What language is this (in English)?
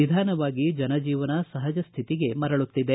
Kannada